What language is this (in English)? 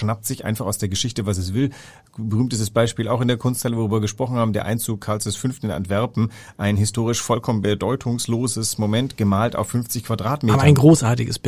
German